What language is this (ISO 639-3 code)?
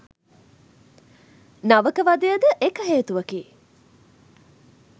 sin